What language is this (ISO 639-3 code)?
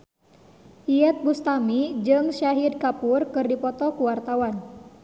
sun